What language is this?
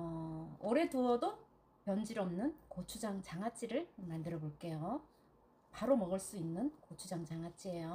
Korean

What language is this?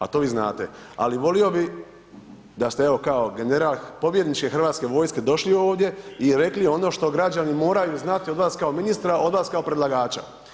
Croatian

